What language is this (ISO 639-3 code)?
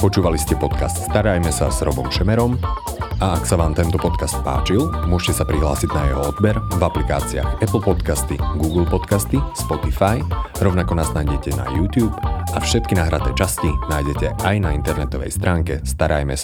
slk